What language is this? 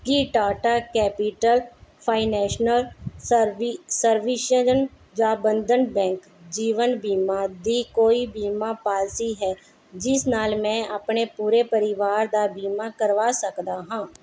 Punjabi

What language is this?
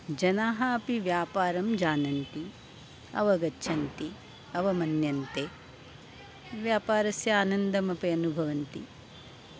Sanskrit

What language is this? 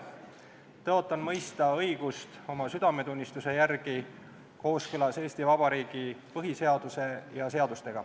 Estonian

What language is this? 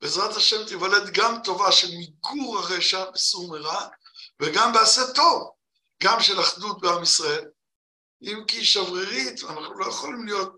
Hebrew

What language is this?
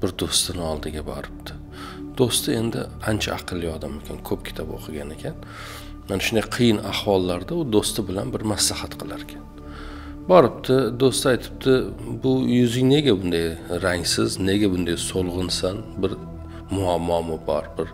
Turkish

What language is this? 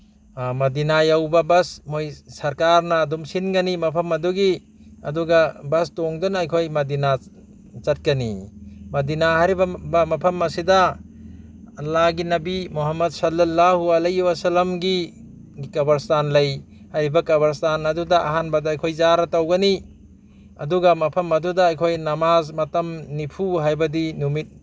Manipuri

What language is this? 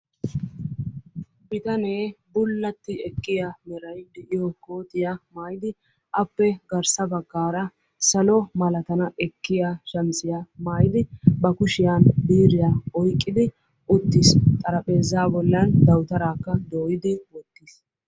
Wolaytta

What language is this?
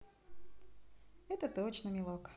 Russian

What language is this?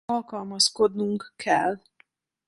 Hungarian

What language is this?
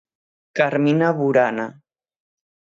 Galician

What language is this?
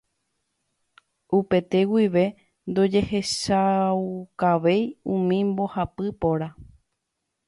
Guarani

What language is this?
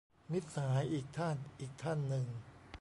Thai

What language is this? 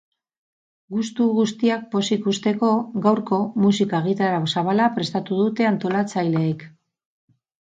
Basque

